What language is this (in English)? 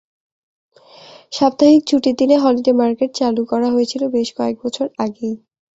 Bangla